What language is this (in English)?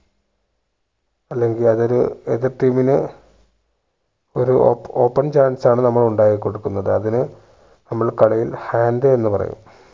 Malayalam